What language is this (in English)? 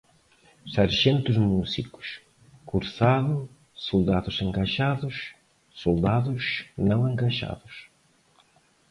Portuguese